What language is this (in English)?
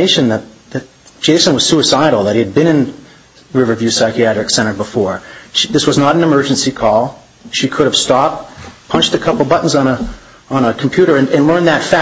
English